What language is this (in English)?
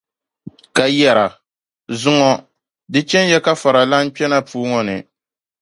Dagbani